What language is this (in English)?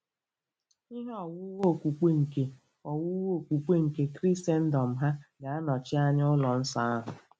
Igbo